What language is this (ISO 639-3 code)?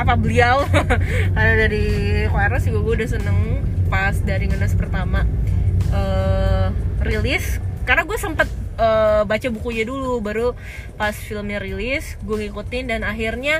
ind